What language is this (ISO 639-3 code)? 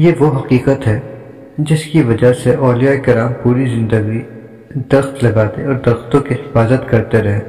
urd